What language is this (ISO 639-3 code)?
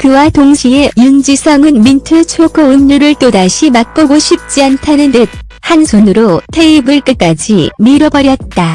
kor